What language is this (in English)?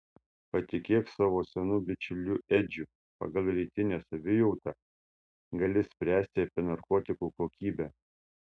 Lithuanian